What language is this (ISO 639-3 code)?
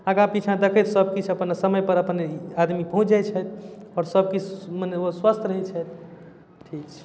mai